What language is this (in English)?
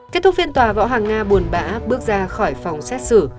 Vietnamese